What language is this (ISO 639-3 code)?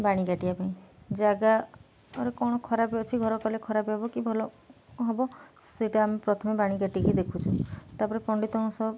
ori